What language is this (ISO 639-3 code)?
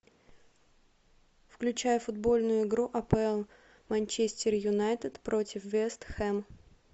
rus